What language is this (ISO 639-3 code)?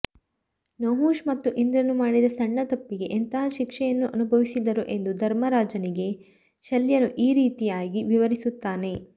kan